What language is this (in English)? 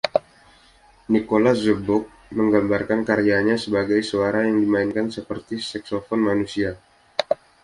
Indonesian